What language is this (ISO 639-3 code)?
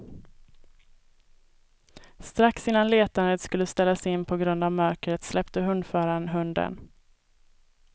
swe